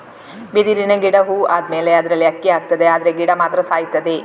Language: Kannada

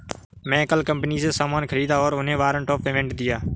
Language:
Hindi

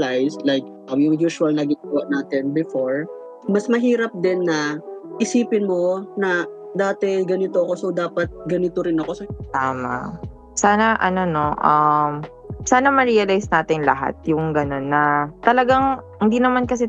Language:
Filipino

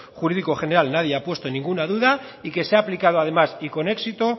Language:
Spanish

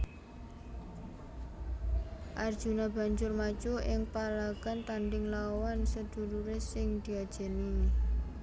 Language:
Javanese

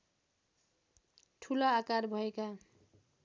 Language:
Nepali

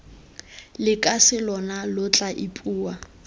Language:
Tswana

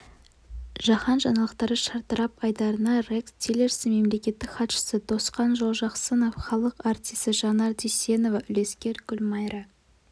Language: Kazakh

